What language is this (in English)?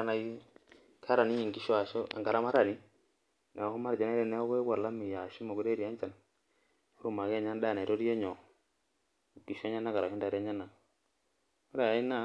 Masai